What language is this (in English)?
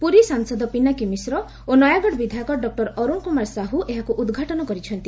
Odia